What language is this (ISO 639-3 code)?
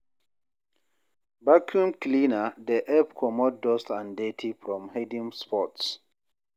pcm